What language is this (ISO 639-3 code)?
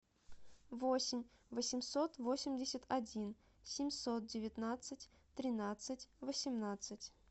rus